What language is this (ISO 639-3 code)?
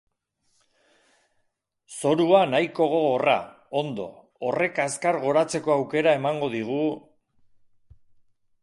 eus